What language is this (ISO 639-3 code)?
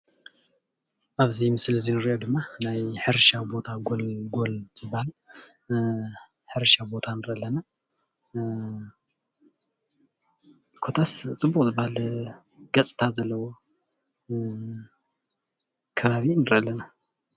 tir